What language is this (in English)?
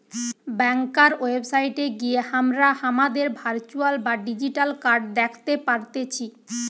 Bangla